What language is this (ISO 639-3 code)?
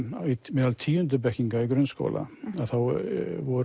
isl